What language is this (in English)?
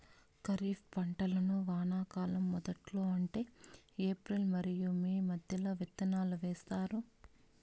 Telugu